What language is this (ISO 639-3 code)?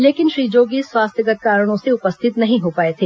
hin